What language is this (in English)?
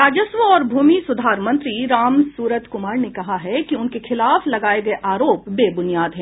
Hindi